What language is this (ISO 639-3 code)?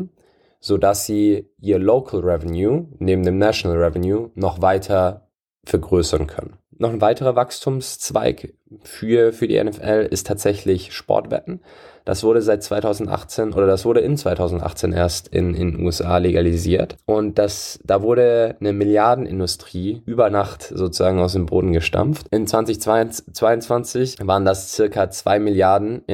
deu